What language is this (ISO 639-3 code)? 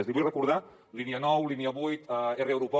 cat